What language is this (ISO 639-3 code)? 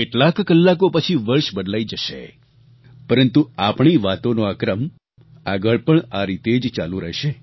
guj